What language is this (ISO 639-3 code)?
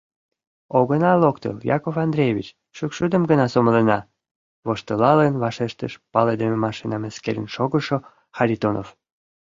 chm